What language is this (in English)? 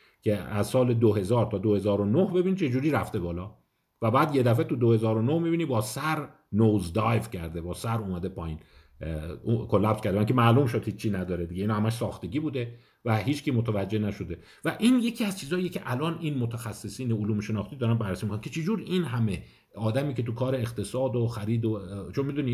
Persian